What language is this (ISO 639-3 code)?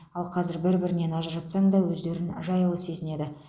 kaz